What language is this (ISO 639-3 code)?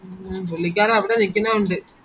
mal